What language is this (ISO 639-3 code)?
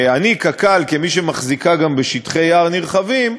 heb